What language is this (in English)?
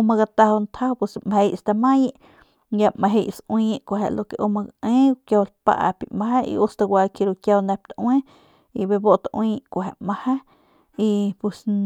Northern Pame